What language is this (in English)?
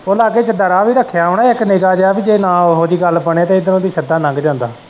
Punjabi